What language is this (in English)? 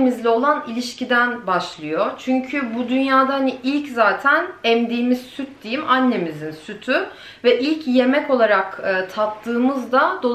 Turkish